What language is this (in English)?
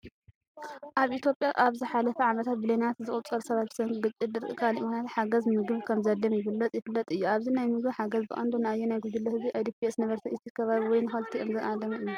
Tigrinya